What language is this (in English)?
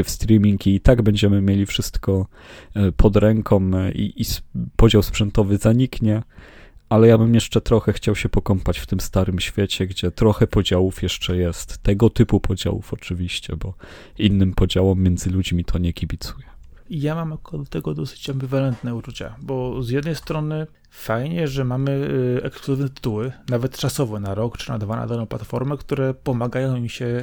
Polish